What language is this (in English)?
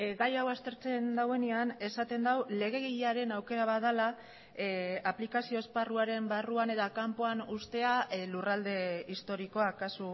Basque